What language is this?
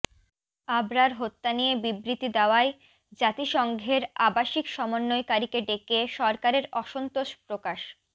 Bangla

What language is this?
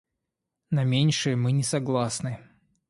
Russian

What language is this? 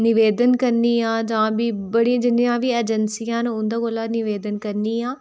Dogri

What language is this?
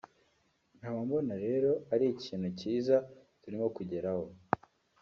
Kinyarwanda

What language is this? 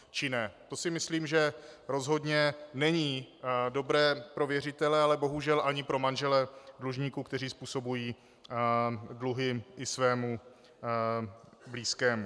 Czech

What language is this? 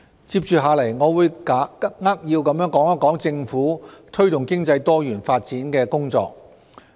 Cantonese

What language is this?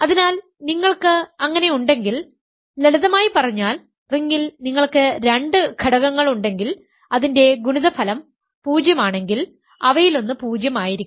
Malayalam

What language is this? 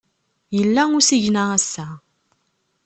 Kabyle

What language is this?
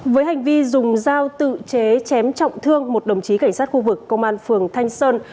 Vietnamese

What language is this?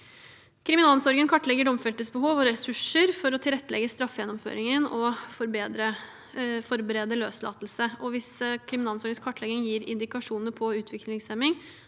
Norwegian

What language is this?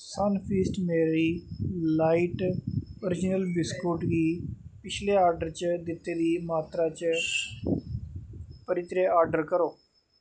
Dogri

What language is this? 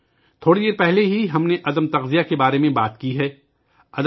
Urdu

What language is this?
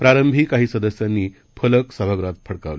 Marathi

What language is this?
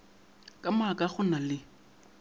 Northern Sotho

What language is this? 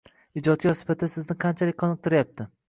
Uzbek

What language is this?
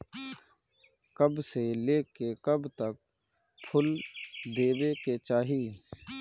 Bhojpuri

